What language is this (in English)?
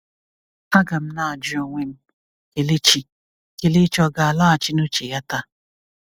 Igbo